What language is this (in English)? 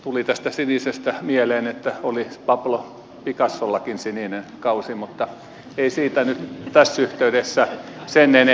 Finnish